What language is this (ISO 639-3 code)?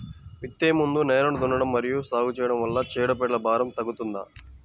tel